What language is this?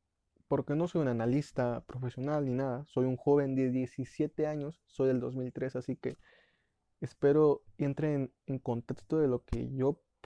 Spanish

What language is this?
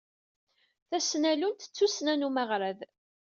Kabyle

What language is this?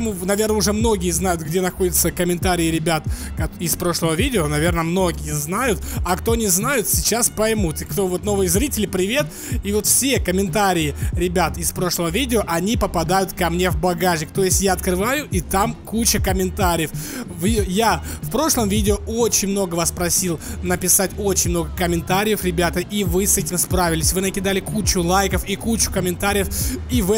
Russian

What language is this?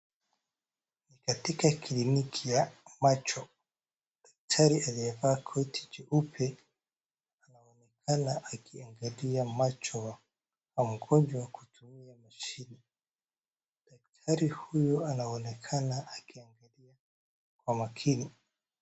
Swahili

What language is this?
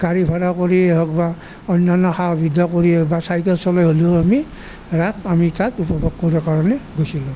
Assamese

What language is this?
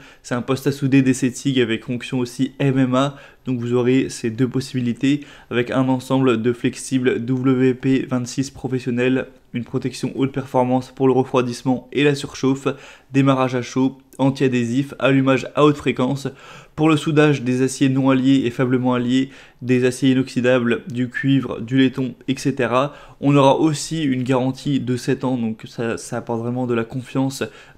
French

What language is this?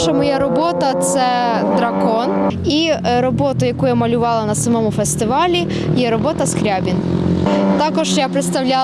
Ukrainian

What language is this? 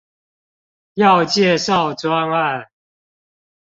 Chinese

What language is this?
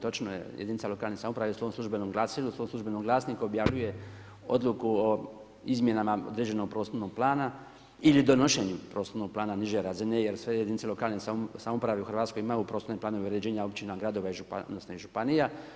Croatian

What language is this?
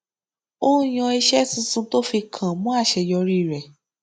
Yoruba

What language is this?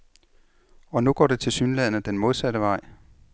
Danish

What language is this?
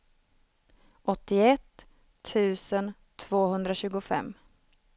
Swedish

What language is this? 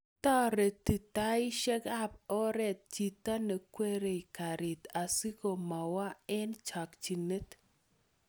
Kalenjin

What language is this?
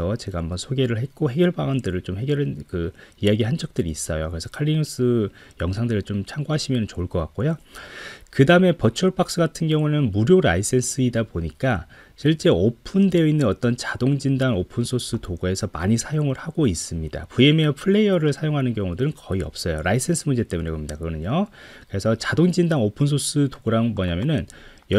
Korean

